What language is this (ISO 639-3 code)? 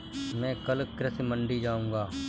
hin